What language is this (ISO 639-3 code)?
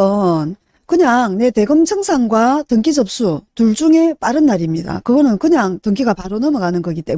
kor